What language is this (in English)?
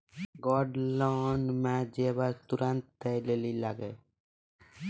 Maithili